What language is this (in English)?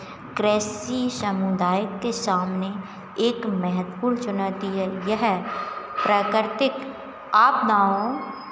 Hindi